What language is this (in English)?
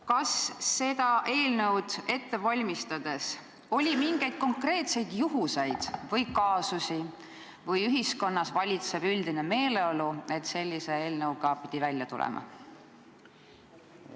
Estonian